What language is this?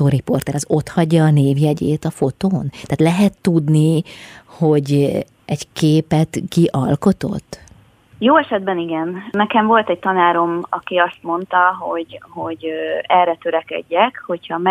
Hungarian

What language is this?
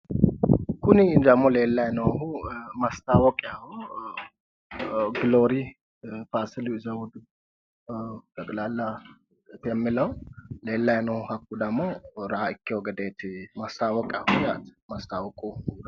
Sidamo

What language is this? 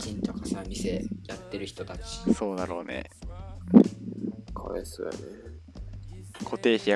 Japanese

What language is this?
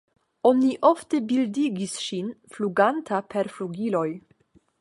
Esperanto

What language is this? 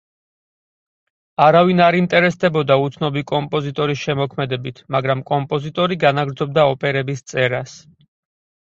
Georgian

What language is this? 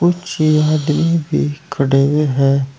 Hindi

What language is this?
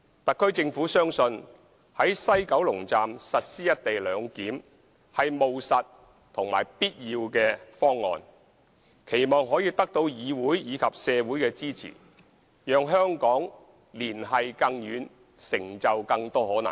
Cantonese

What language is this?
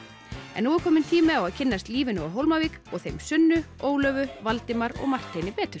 Icelandic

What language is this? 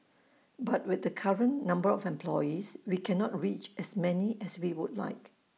English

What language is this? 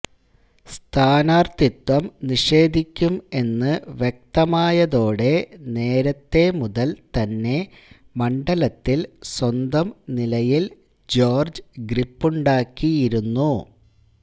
Malayalam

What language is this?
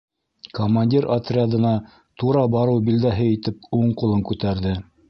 Bashkir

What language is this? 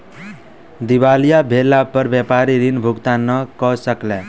Maithili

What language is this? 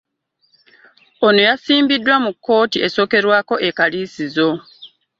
Ganda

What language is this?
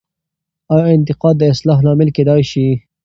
Pashto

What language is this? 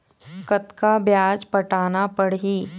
Chhattisgarhi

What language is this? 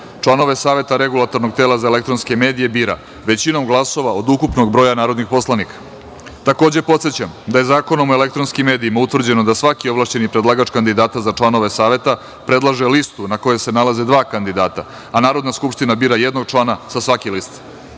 Serbian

